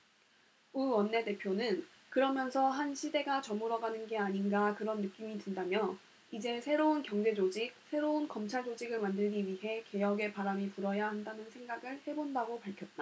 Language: Korean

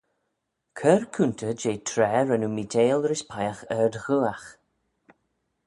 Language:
Manx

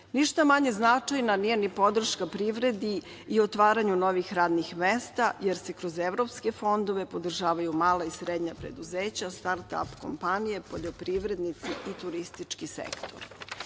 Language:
Serbian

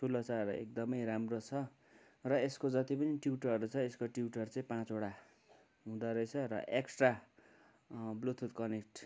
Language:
Nepali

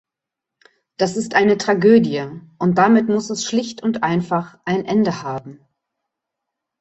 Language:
German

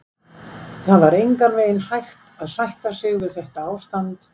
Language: Icelandic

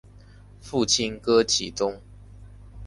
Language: Chinese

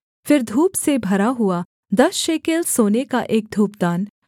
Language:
Hindi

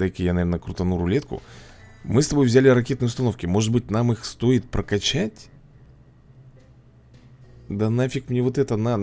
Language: Russian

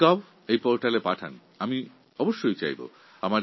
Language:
Bangla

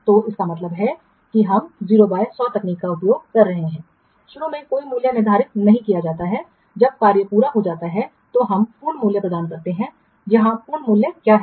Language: Hindi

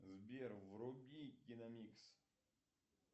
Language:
Russian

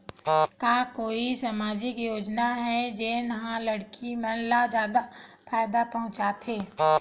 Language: Chhattisgarhi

